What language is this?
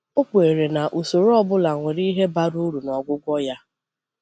Igbo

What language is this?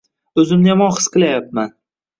Uzbek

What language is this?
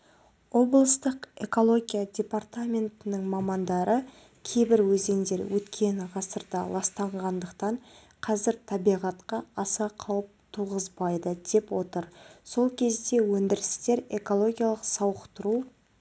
Kazakh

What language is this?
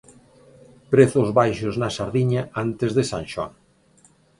Galician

